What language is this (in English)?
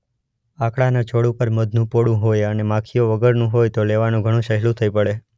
Gujarati